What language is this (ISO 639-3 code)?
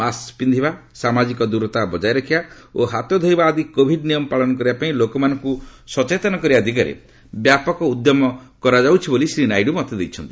ori